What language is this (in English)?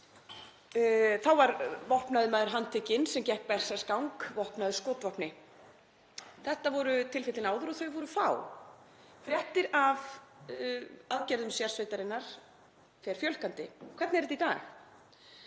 Icelandic